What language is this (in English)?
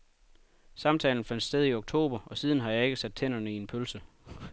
Danish